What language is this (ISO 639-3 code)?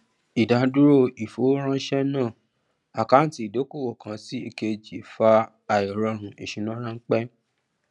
yor